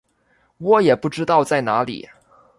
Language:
Chinese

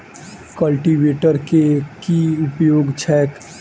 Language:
Maithili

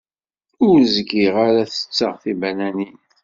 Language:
Kabyle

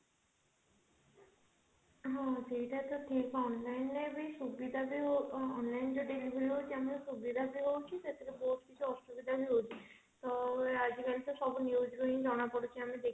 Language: Odia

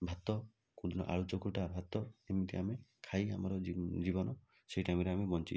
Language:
Odia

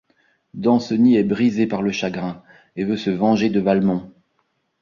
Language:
French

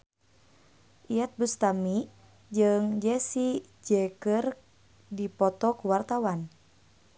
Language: Sundanese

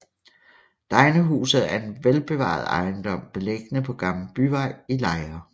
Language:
Danish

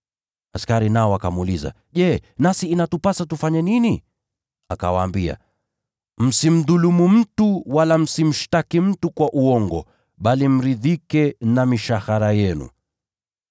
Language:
Swahili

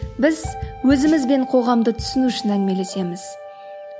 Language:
Kazakh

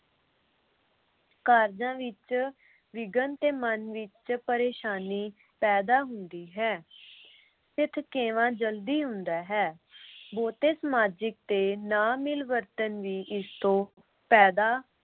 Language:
Punjabi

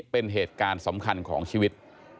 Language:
Thai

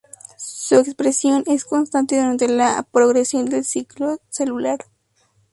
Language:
Spanish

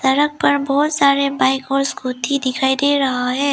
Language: Hindi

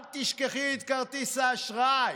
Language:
Hebrew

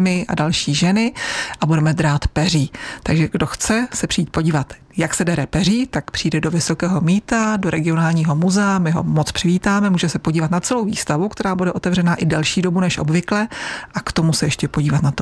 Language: Czech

